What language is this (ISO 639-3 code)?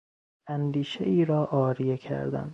fas